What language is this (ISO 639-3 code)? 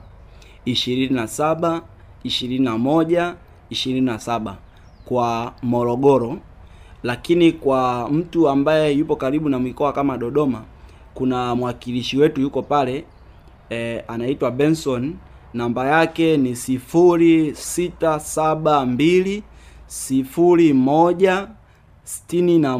swa